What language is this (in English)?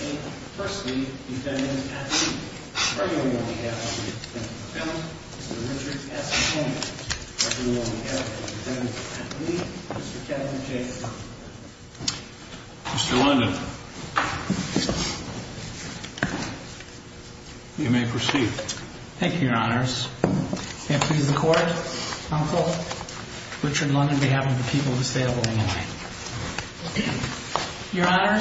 English